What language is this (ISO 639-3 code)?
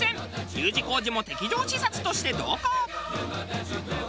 jpn